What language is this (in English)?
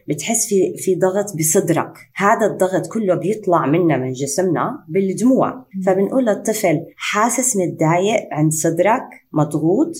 Arabic